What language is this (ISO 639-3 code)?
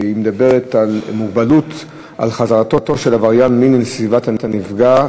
heb